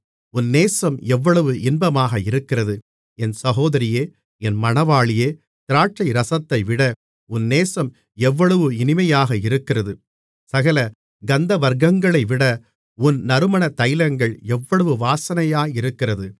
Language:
Tamil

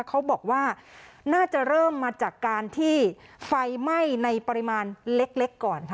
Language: Thai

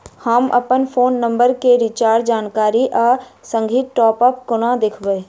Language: Maithili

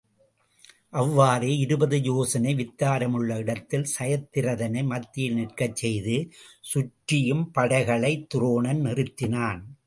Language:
Tamil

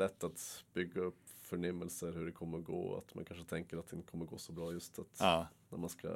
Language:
Swedish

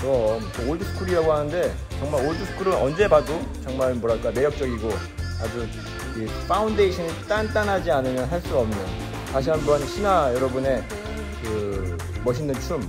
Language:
Korean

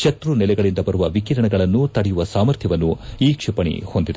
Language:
Kannada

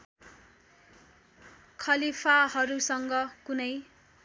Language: Nepali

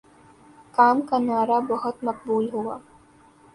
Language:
Urdu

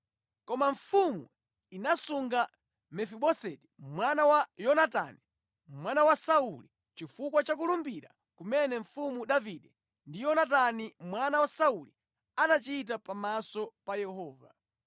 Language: Nyanja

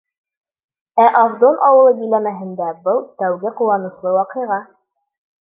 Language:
Bashkir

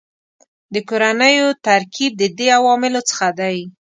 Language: Pashto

